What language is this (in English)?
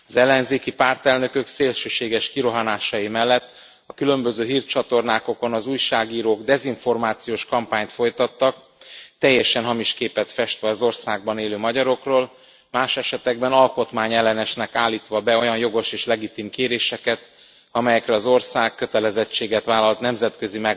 Hungarian